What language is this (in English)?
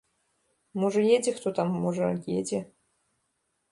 Belarusian